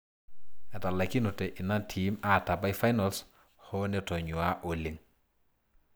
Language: Masai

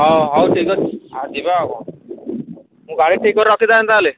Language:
Odia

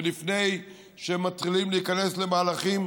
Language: Hebrew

